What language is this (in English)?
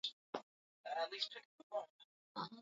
Swahili